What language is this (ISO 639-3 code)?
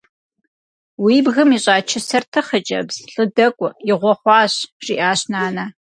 kbd